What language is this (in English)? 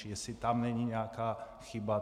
Czech